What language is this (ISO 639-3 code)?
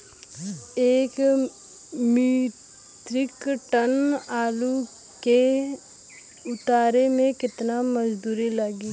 bho